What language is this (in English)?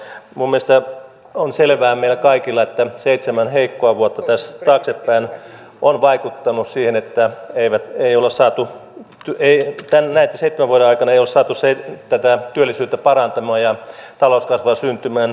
Finnish